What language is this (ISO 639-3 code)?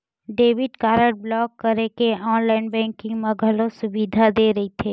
hne